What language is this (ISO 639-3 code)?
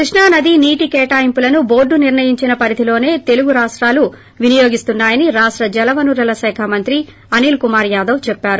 tel